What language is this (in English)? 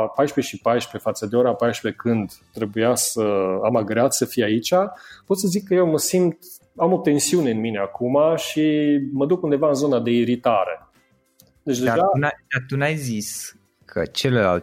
Romanian